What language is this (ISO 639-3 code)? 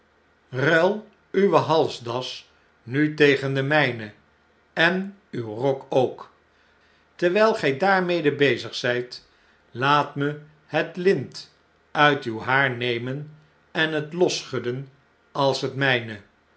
nld